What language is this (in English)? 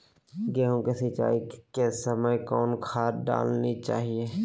Magahi